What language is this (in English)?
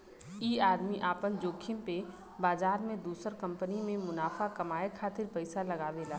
Bhojpuri